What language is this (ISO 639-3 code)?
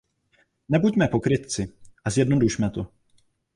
ces